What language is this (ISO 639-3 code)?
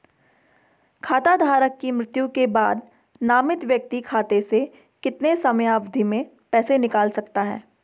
hin